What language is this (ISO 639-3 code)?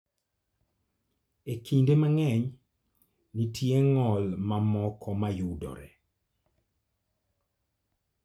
luo